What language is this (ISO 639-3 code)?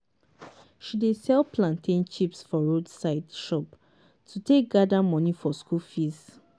pcm